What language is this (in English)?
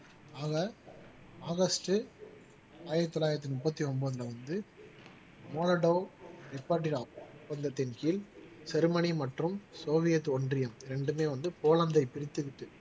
Tamil